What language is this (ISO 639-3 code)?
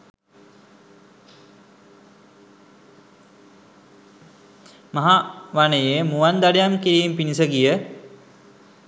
sin